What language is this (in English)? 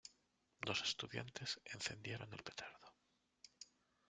Spanish